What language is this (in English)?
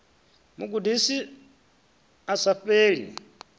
Venda